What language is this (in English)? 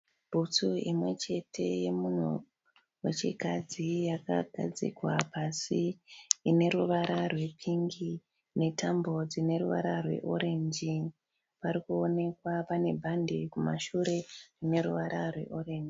Shona